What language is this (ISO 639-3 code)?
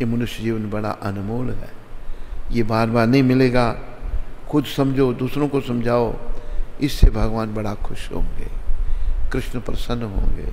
hin